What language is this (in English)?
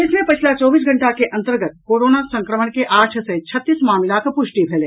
Maithili